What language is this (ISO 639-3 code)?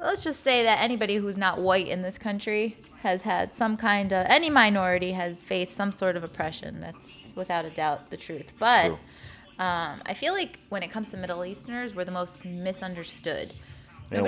eng